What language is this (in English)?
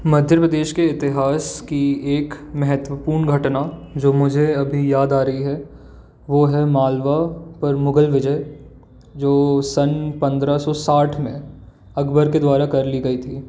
Hindi